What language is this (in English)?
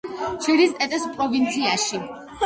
Georgian